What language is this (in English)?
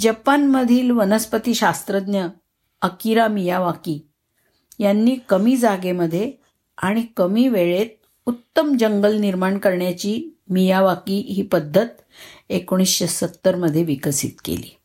Marathi